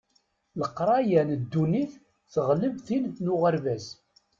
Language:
Kabyle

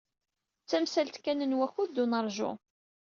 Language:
Kabyle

